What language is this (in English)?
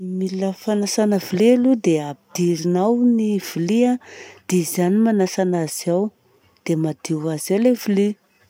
Southern Betsimisaraka Malagasy